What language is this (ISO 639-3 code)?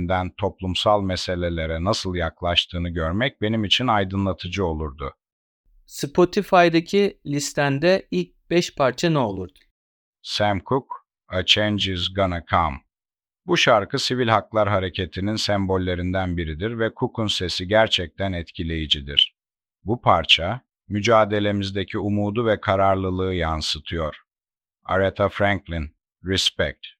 tur